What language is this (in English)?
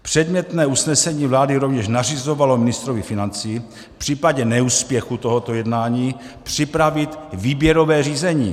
Czech